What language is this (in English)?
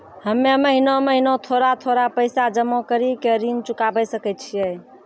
Maithili